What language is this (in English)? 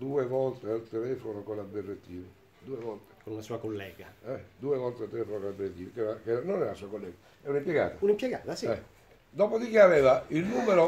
Italian